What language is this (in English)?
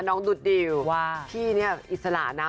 Thai